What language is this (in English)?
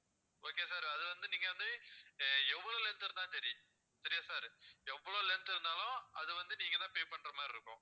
Tamil